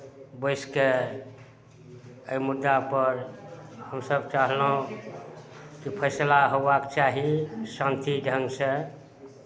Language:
Maithili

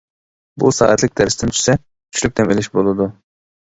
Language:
Uyghur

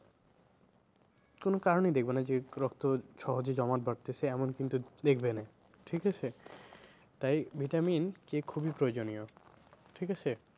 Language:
Bangla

